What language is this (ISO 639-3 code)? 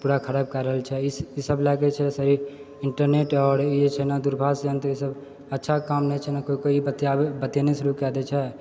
mai